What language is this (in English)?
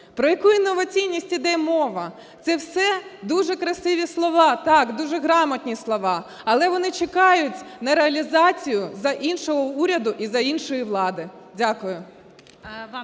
Ukrainian